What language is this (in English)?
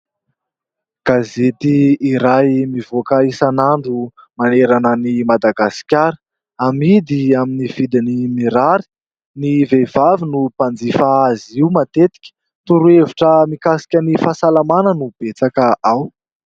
Malagasy